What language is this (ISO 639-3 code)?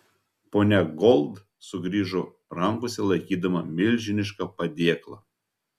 lit